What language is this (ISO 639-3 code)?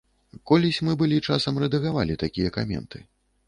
bel